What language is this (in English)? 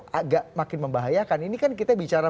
Indonesian